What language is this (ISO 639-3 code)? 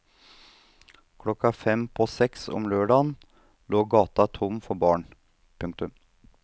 nor